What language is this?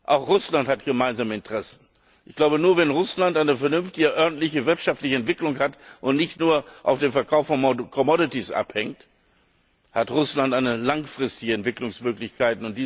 German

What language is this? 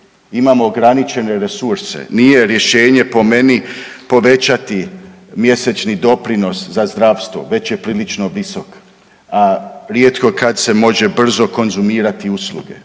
Croatian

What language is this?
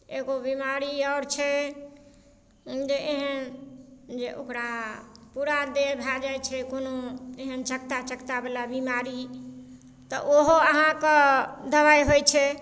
Maithili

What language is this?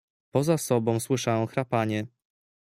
Polish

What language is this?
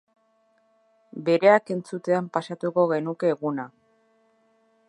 Basque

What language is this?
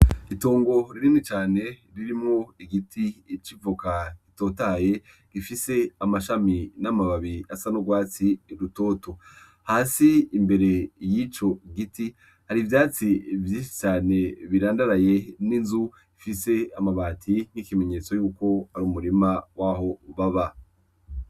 Rundi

